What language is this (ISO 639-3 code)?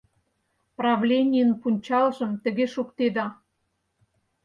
chm